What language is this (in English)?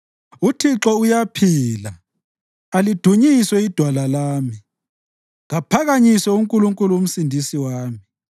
North Ndebele